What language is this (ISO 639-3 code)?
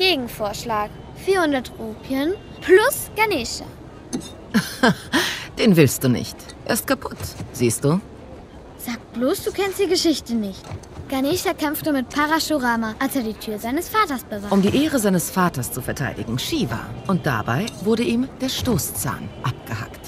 deu